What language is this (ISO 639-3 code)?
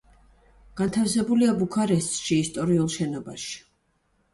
kat